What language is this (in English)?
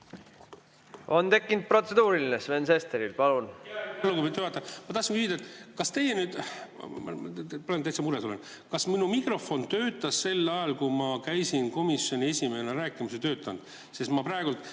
Estonian